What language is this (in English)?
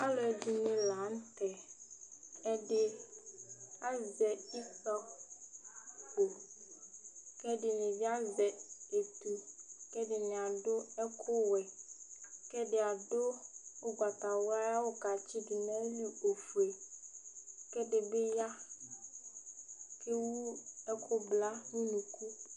Ikposo